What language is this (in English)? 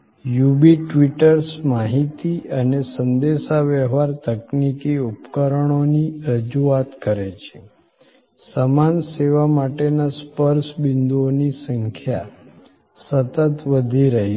Gujarati